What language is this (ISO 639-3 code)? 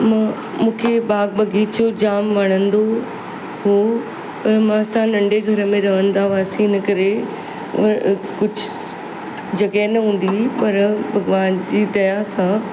snd